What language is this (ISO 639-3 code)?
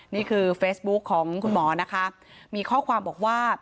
tha